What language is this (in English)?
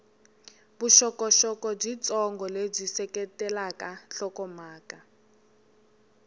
Tsonga